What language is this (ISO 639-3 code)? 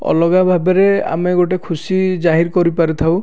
ori